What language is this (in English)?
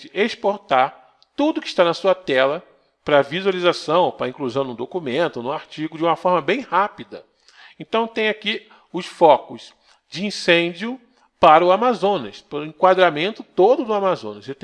Portuguese